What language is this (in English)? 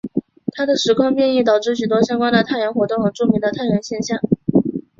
Chinese